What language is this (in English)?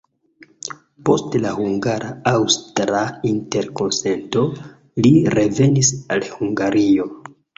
Esperanto